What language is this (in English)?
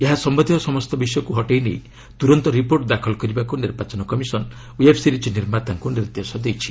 Odia